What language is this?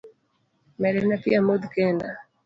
Luo (Kenya and Tanzania)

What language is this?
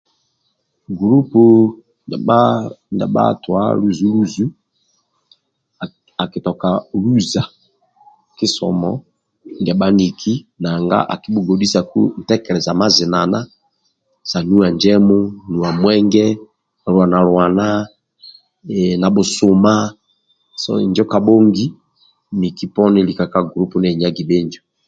Amba (Uganda)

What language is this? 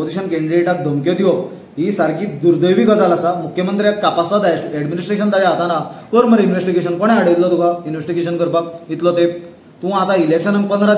Marathi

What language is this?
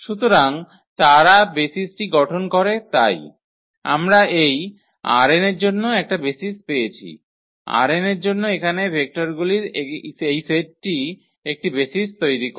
Bangla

